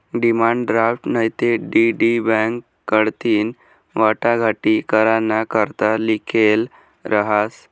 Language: Marathi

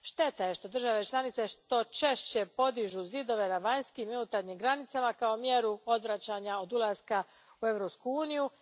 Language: Croatian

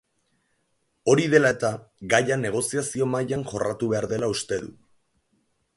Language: Basque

